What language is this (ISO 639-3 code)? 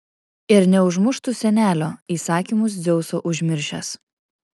lit